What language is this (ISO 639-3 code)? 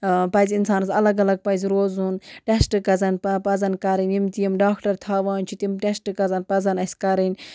kas